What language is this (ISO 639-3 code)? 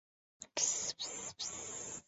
zho